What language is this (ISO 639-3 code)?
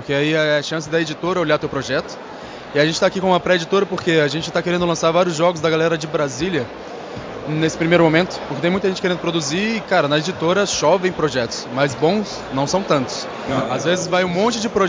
por